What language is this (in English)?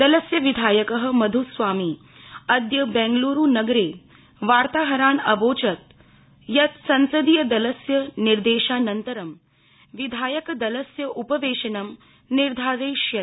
Sanskrit